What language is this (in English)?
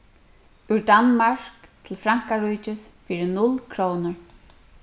Faroese